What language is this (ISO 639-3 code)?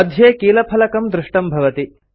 san